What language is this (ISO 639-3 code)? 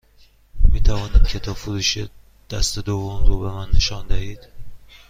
fas